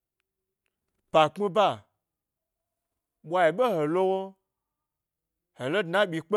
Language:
Gbari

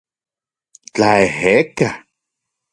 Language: Central Puebla Nahuatl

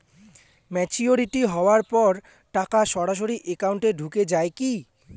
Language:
Bangla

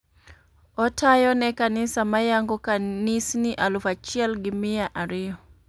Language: Luo (Kenya and Tanzania)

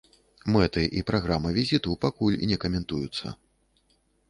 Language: Belarusian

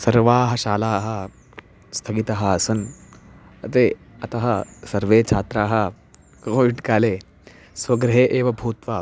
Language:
Sanskrit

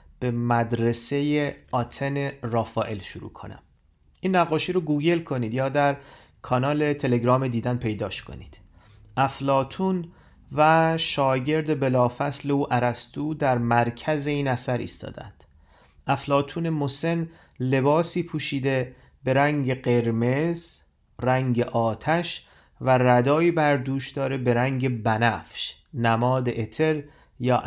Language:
Persian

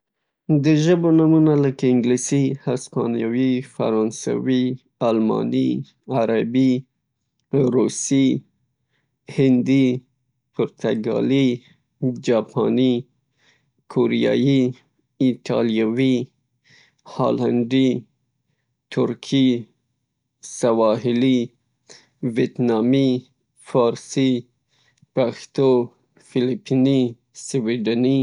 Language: Pashto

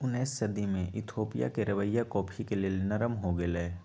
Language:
Magahi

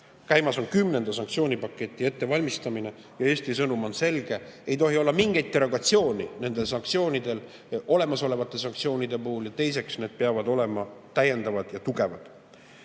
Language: Estonian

